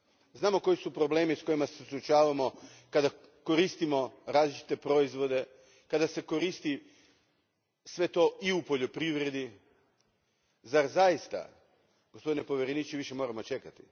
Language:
Croatian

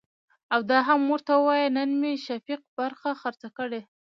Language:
Pashto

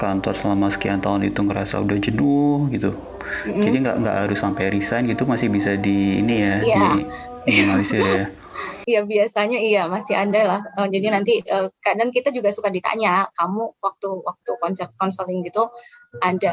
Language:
Indonesian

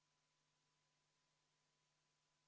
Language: Estonian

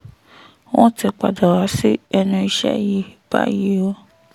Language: Yoruba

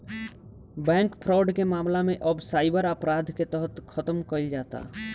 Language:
Bhojpuri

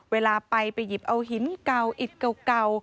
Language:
Thai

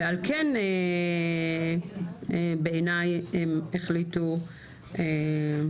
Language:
Hebrew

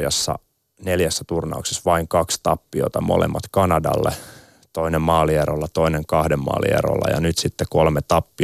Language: Finnish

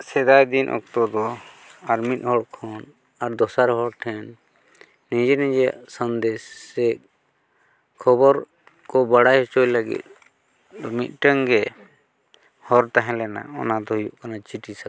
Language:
Santali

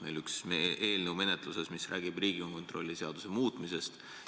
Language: Estonian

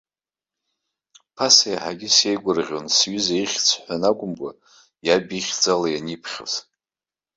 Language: Abkhazian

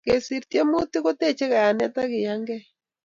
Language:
Kalenjin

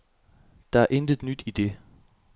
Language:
Danish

